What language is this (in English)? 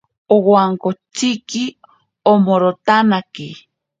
Ashéninka Perené